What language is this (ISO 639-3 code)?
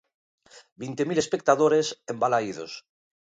glg